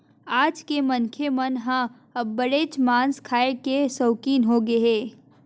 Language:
Chhattisgarhi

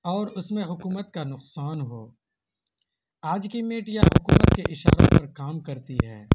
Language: Urdu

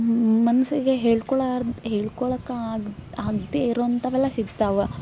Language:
Kannada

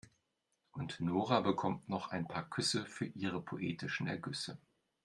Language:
German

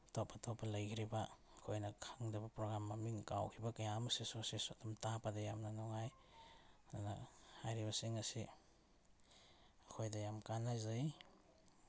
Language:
Manipuri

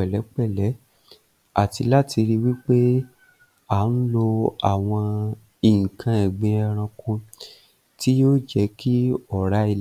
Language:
Yoruba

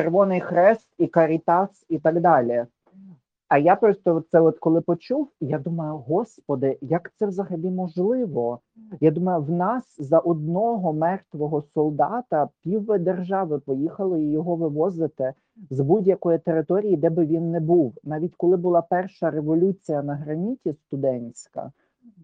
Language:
Ukrainian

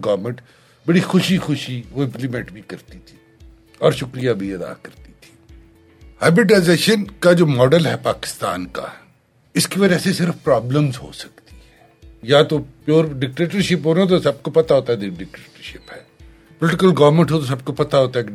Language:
Urdu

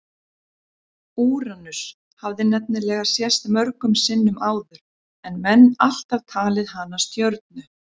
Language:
Icelandic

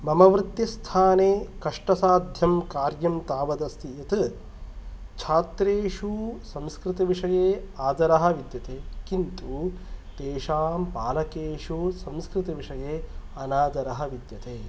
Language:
Sanskrit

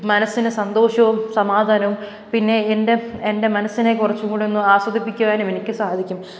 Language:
Malayalam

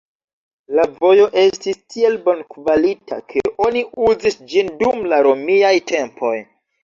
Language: Esperanto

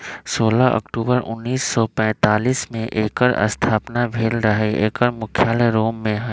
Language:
Magahi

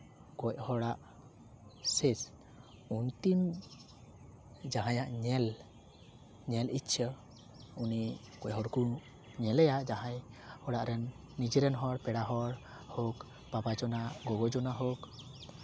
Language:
Santali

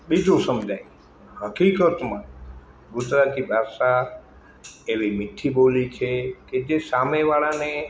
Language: Gujarati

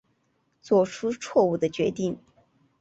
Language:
Chinese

